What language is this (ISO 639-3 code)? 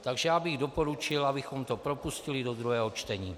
ces